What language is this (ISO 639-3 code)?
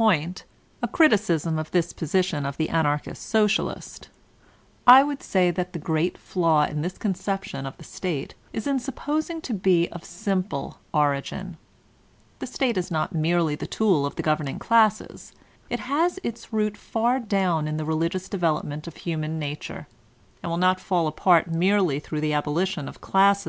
eng